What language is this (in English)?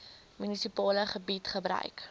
Afrikaans